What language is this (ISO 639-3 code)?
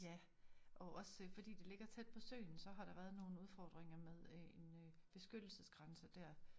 dan